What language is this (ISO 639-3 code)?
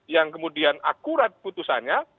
ind